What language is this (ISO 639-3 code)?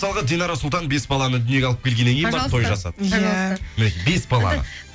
kaz